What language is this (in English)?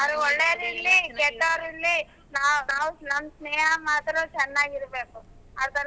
Kannada